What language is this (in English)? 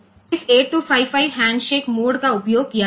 Gujarati